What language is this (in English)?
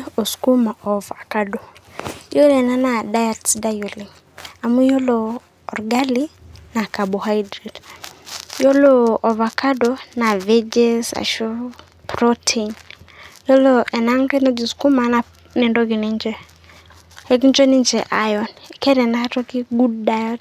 Masai